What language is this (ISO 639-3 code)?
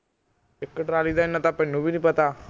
pan